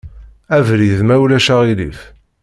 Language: Kabyle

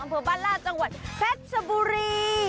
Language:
Thai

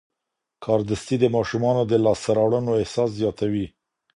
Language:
Pashto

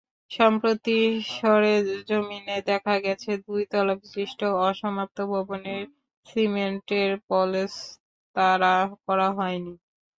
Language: Bangla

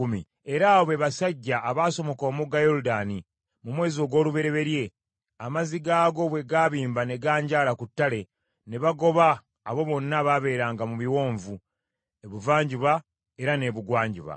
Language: Ganda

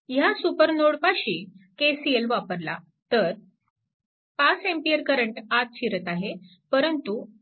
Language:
Marathi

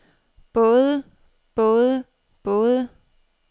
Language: Danish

